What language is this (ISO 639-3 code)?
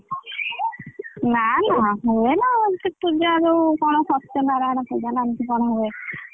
ori